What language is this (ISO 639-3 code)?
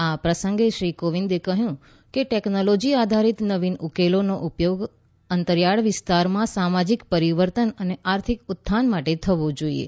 guj